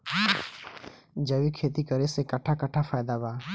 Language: Bhojpuri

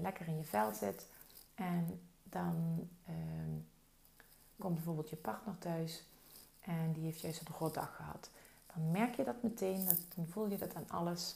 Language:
Dutch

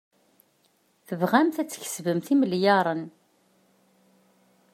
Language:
Kabyle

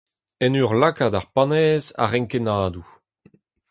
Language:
Breton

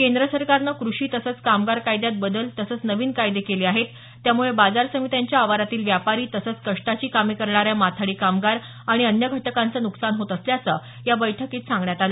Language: Marathi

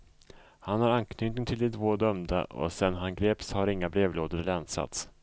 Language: Swedish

